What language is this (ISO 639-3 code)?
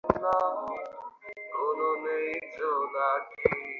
ben